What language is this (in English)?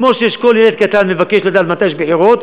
Hebrew